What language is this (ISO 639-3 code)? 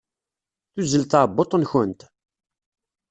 kab